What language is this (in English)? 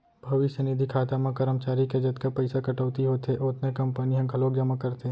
Chhattisgarhi